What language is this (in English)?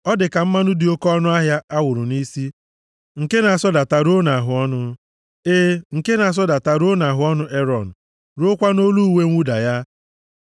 Igbo